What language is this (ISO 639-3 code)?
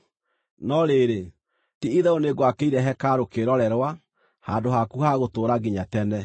kik